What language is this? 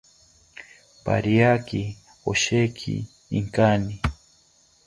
South Ucayali Ashéninka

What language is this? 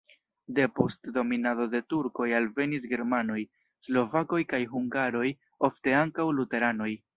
Esperanto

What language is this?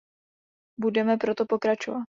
Czech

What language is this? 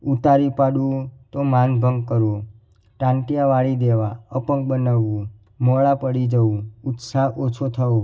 Gujarati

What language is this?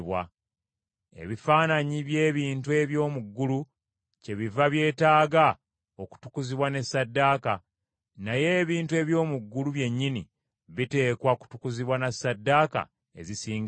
Ganda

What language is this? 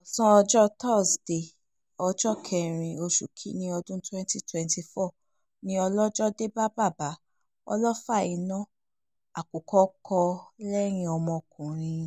Yoruba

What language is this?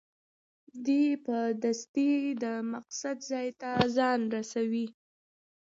Pashto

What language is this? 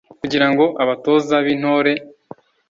Kinyarwanda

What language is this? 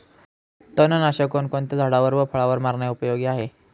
Marathi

